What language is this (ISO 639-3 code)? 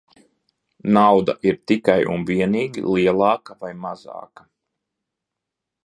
lav